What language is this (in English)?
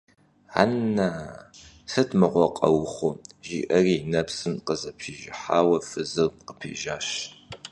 Kabardian